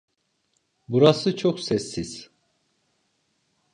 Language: Turkish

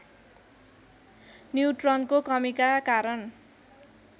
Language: Nepali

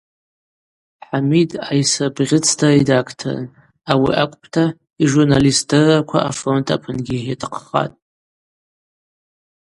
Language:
Abaza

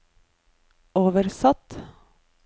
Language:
Norwegian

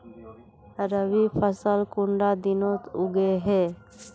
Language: Magahi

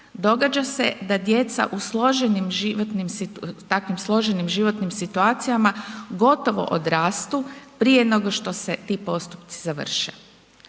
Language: Croatian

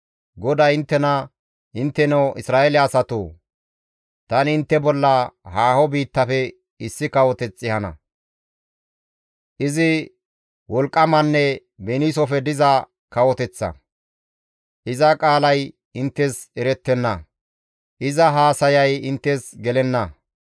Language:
Gamo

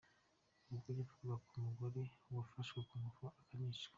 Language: Kinyarwanda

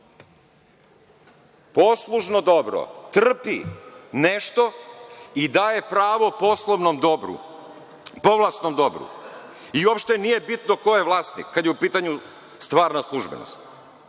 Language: Serbian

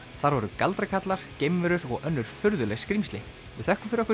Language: Icelandic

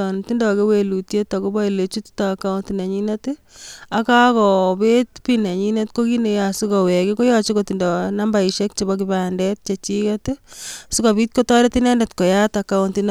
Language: Kalenjin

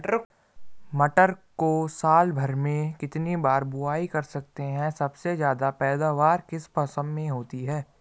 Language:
Hindi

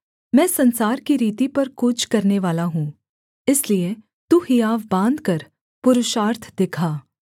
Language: Hindi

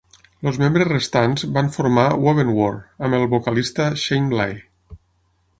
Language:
Catalan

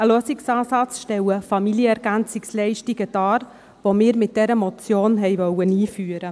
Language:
Swiss German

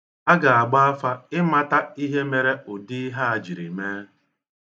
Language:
Igbo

